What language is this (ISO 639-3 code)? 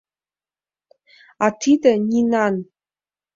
chm